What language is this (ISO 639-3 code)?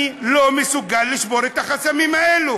heb